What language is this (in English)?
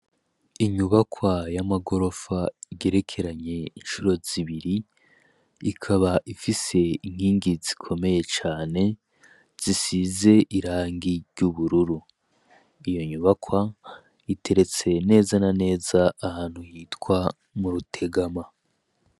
Rundi